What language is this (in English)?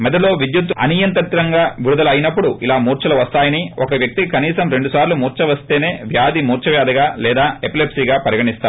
Telugu